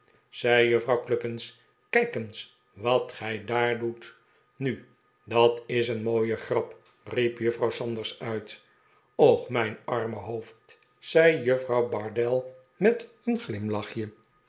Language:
Dutch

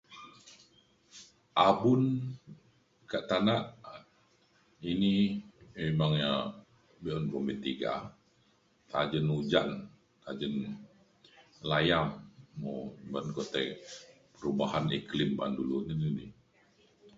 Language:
Mainstream Kenyah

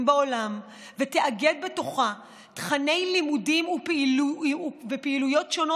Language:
Hebrew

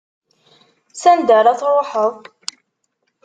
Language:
Kabyle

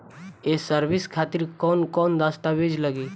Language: Bhojpuri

